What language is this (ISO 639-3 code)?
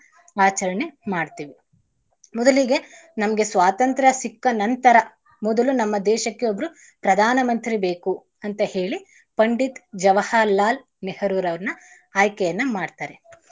kan